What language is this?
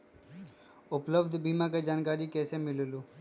Magahi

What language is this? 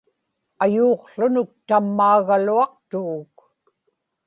Inupiaq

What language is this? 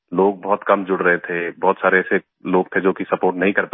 Hindi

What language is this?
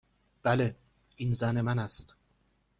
Persian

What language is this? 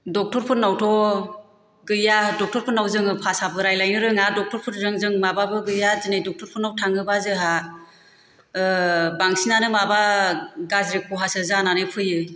Bodo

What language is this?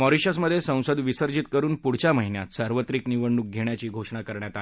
Marathi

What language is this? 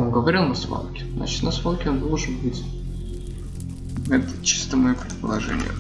Russian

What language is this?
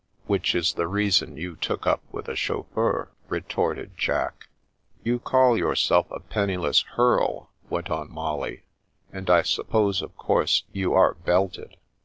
English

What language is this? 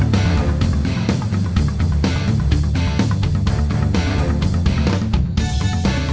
Indonesian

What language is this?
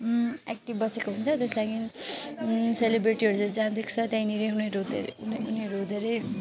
Nepali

